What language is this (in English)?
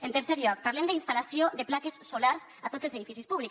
Catalan